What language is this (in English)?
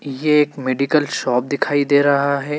Hindi